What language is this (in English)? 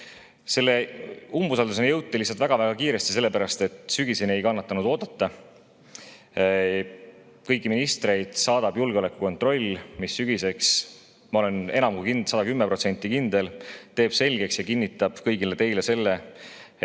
Estonian